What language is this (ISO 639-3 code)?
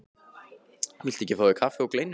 isl